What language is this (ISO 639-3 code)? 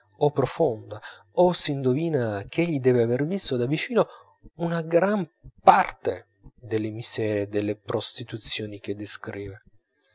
ita